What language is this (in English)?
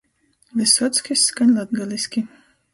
Latgalian